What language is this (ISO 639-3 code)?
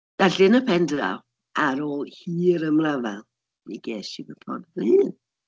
cym